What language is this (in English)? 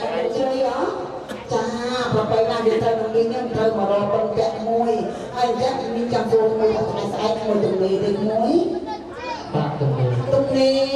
Thai